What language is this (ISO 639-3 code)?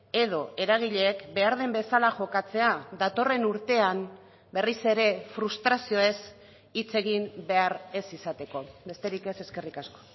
eus